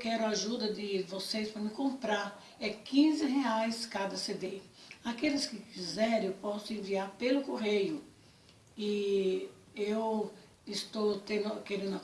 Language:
Portuguese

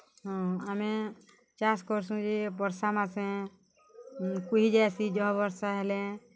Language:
Odia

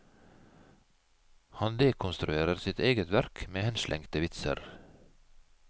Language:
Norwegian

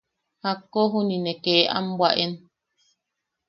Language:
Yaqui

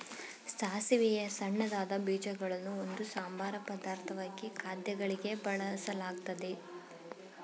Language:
Kannada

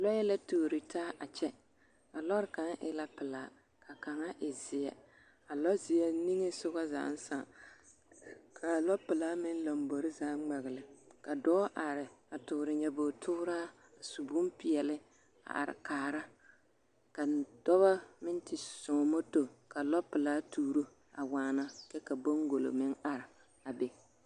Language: Southern Dagaare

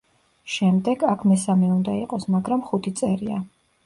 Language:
Georgian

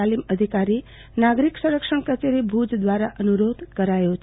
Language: Gujarati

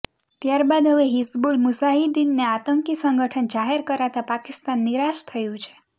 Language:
Gujarati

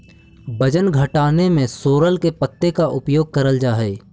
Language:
Magahi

